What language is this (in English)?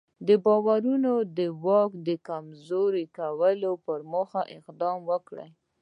Pashto